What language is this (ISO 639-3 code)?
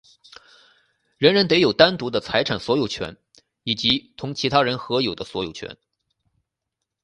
zho